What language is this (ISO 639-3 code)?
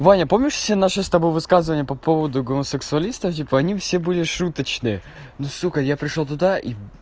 rus